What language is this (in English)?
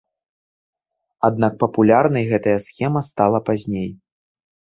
Belarusian